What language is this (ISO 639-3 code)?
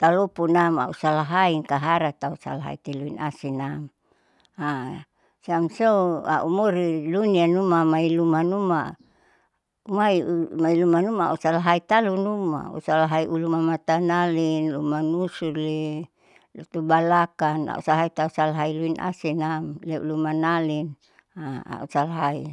sau